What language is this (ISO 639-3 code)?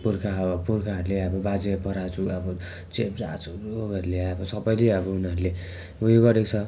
nep